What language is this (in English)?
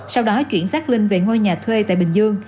Vietnamese